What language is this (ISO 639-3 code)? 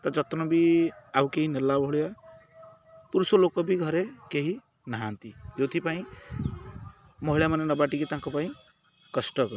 ori